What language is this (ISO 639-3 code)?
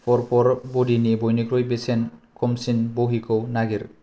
brx